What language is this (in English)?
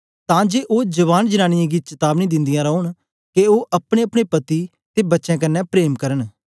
Dogri